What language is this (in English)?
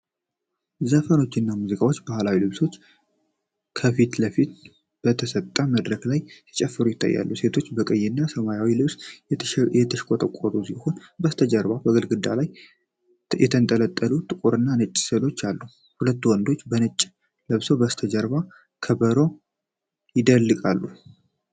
Amharic